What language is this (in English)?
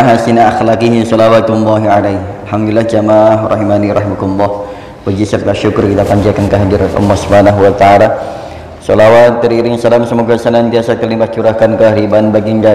Indonesian